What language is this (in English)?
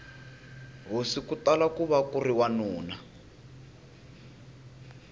Tsonga